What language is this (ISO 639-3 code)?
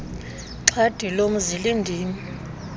xho